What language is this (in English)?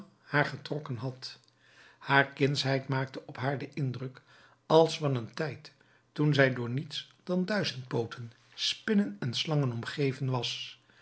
Dutch